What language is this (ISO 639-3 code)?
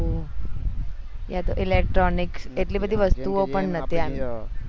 guj